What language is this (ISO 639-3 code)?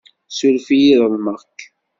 kab